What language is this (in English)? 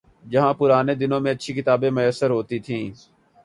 Urdu